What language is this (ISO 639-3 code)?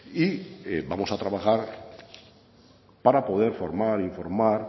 spa